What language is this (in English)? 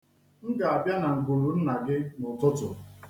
Igbo